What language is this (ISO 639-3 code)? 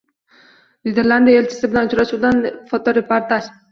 uzb